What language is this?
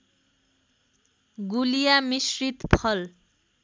Nepali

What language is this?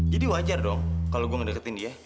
Indonesian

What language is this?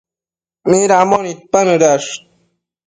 Matsés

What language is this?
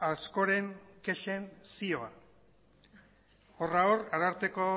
Basque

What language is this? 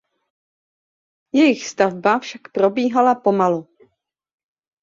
Czech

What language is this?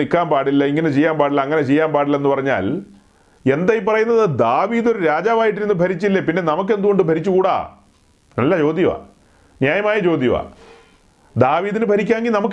Malayalam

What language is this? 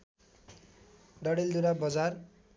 Nepali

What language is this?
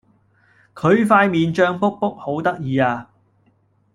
Cantonese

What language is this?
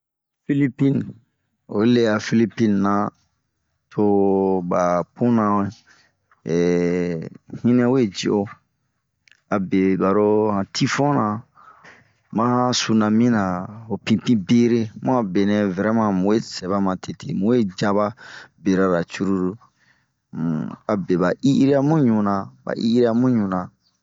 Bomu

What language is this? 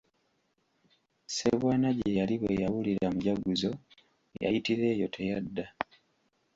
Ganda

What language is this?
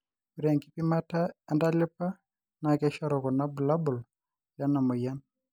Masai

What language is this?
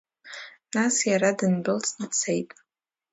Abkhazian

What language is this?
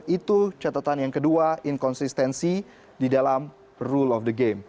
Indonesian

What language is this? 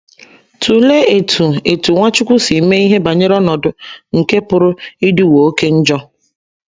Igbo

